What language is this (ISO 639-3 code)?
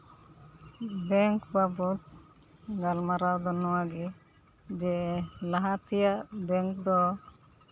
sat